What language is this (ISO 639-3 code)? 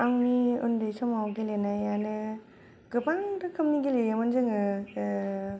brx